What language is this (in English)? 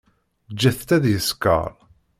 Kabyle